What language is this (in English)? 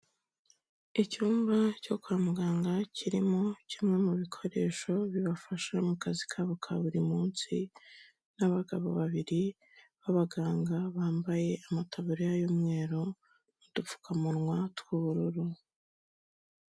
Kinyarwanda